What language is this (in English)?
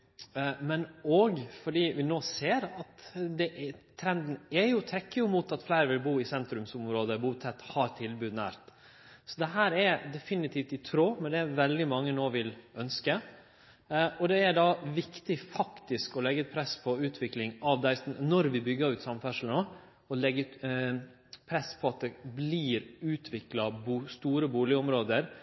Norwegian Nynorsk